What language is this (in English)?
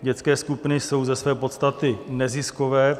Czech